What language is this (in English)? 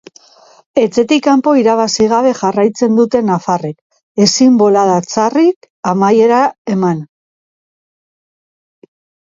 Basque